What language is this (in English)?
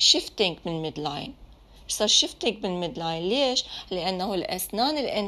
Arabic